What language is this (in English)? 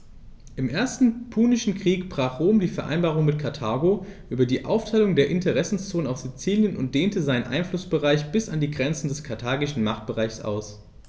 German